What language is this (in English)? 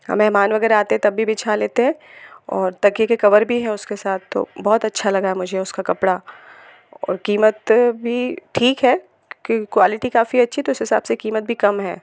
Hindi